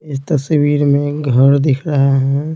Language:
Hindi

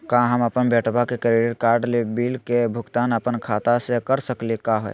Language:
Magahi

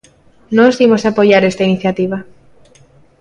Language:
Galician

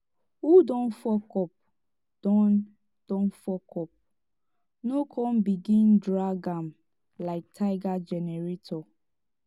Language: Nigerian Pidgin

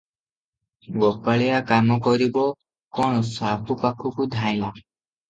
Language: Odia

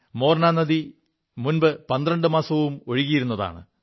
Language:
Malayalam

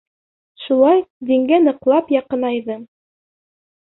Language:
Bashkir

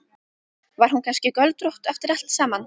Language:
Icelandic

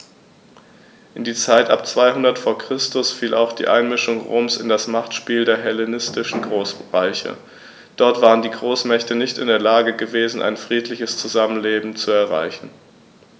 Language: German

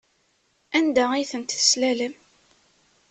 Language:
Kabyle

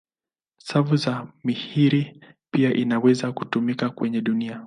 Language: Swahili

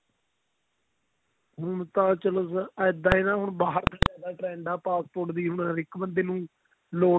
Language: Punjabi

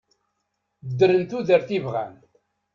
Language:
Kabyle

